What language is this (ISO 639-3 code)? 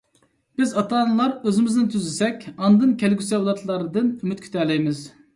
uig